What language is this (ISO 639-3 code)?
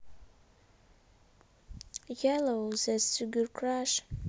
rus